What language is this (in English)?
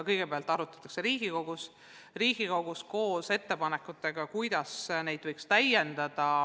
Estonian